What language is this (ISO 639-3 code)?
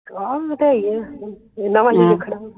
pan